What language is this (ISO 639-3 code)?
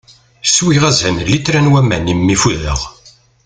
kab